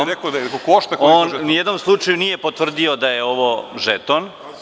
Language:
Serbian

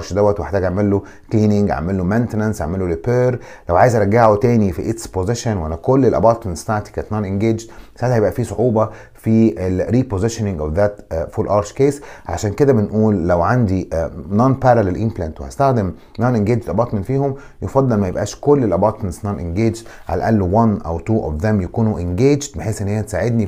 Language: Arabic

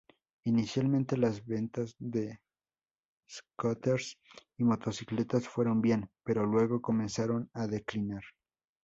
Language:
Spanish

